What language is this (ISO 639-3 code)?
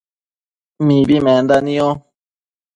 mcf